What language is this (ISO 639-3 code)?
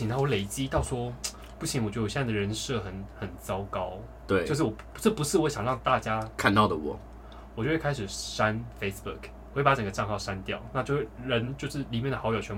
zho